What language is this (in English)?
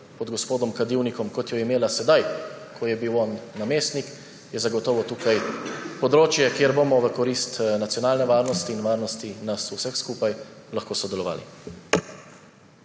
Slovenian